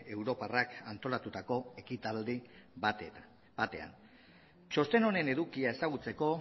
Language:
Basque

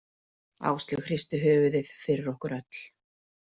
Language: Icelandic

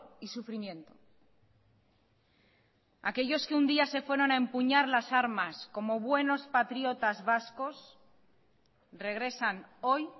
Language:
Spanish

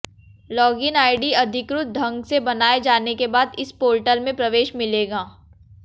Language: Hindi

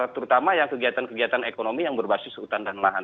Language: Indonesian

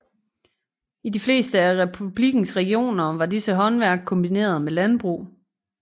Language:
Danish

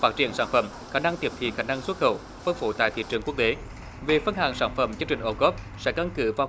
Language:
Vietnamese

